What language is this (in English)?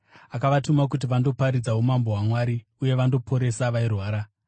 Shona